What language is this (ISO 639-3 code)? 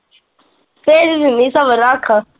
pan